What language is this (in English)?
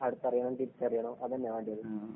Malayalam